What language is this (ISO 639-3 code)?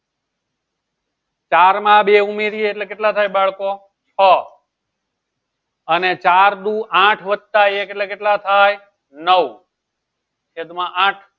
guj